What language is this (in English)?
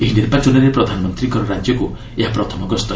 Odia